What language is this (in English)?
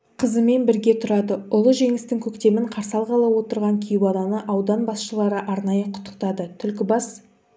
Kazakh